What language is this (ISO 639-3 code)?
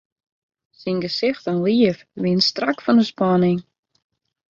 fry